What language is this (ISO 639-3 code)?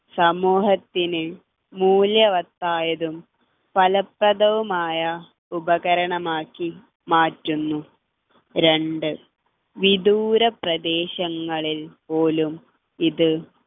mal